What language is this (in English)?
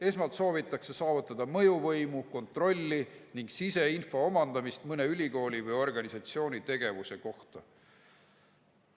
Estonian